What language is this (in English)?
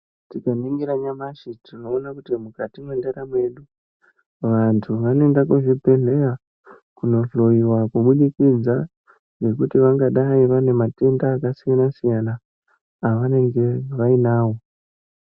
Ndau